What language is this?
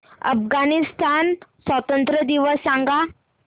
Marathi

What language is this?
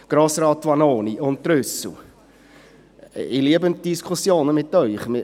Swiss German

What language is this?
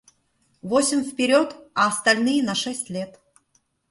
Russian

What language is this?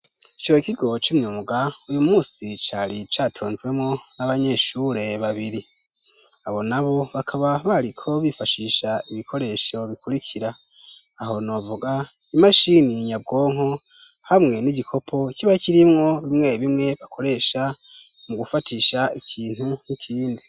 Rundi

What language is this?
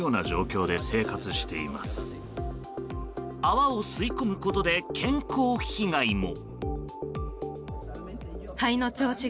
Japanese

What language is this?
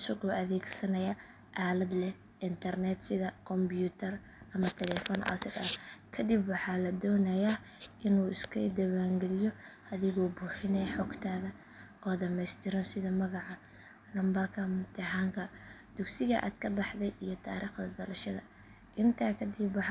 Somali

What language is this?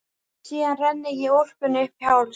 Icelandic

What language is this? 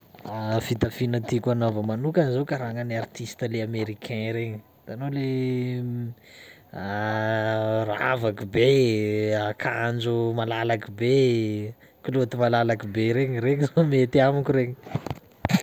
Sakalava Malagasy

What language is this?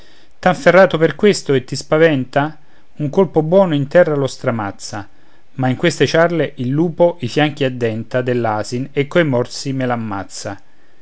Italian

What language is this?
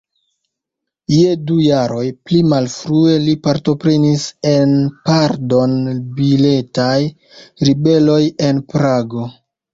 Esperanto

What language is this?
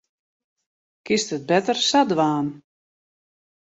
Western Frisian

